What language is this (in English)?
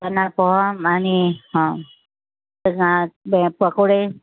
Marathi